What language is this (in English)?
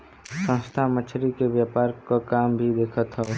Bhojpuri